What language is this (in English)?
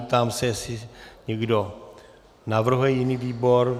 Czech